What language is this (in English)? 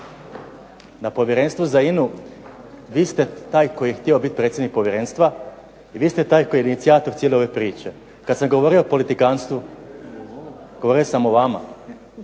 Croatian